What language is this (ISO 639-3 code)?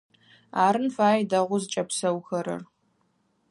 ady